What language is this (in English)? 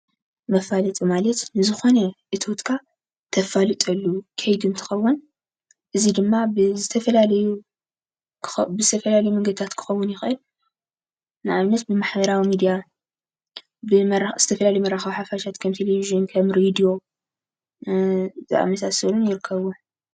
Tigrinya